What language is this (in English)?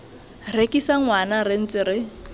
Tswana